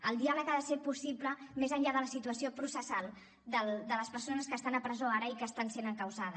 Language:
Catalan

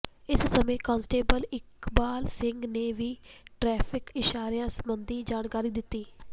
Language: Punjabi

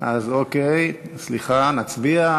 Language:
Hebrew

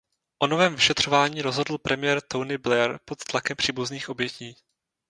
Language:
Czech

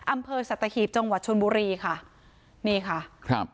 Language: Thai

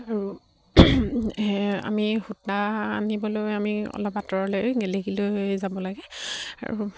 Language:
Assamese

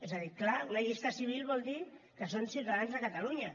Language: Catalan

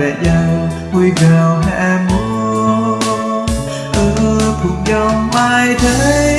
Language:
Vietnamese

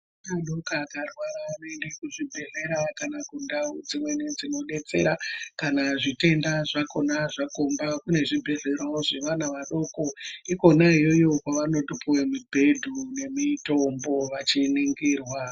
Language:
Ndau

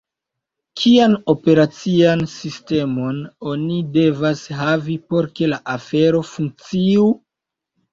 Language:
Esperanto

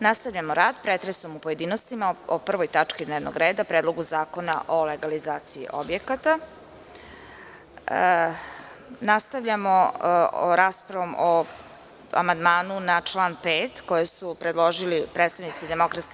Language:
Serbian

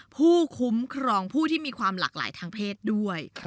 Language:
Thai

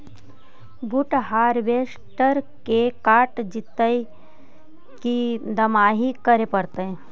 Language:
Magahi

